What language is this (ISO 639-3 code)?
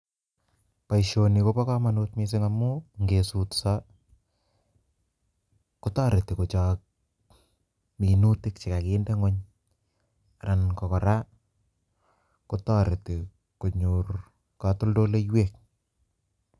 kln